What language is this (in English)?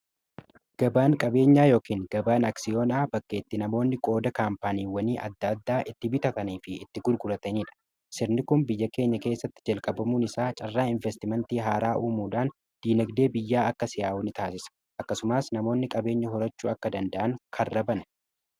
Oromo